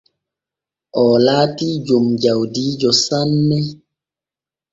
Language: Borgu Fulfulde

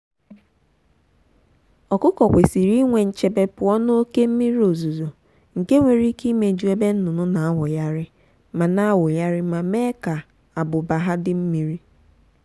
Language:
Igbo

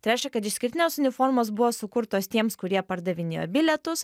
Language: Lithuanian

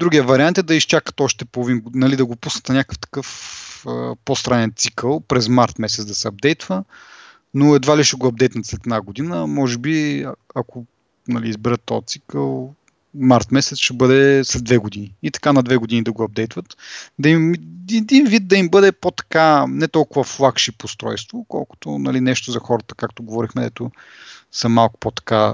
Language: Bulgarian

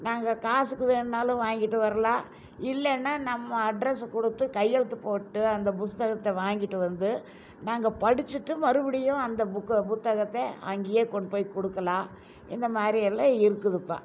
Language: Tamil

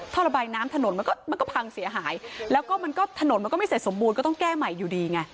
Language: Thai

